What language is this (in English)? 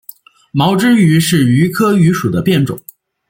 Chinese